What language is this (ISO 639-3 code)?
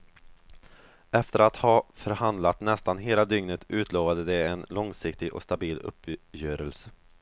swe